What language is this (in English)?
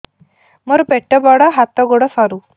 Odia